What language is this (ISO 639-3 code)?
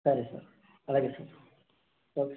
tel